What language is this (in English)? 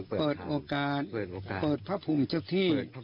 Thai